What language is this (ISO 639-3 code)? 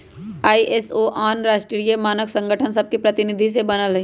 mag